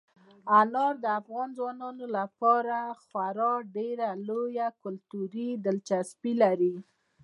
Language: Pashto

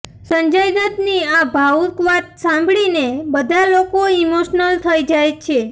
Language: Gujarati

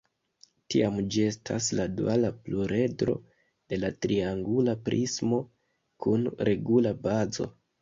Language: Esperanto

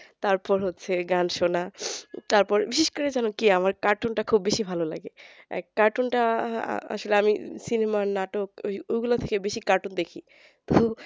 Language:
Bangla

